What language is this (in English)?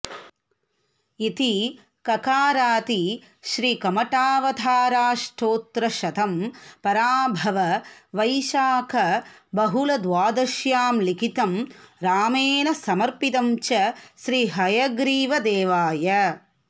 Sanskrit